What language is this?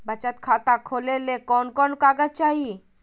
Magahi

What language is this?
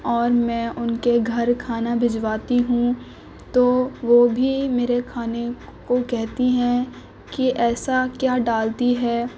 Urdu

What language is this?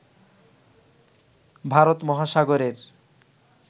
Bangla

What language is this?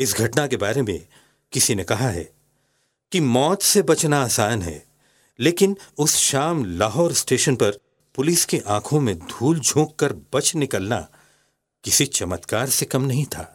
Hindi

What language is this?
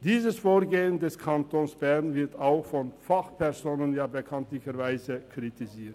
Swiss German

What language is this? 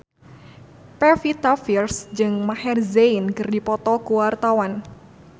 Sundanese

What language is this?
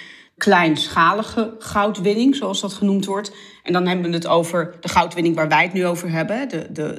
Dutch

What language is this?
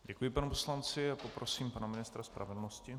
Czech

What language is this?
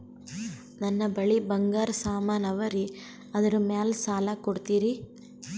Kannada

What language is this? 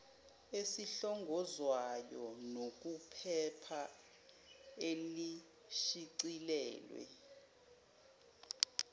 Zulu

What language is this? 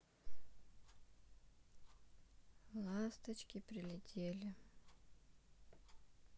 Russian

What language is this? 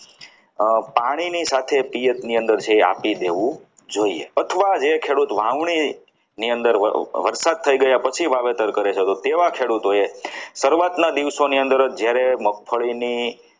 Gujarati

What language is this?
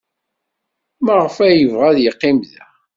Kabyle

